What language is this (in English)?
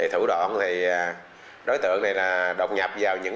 Vietnamese